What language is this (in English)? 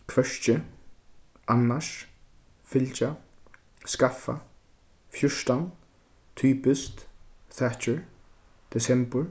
Faroese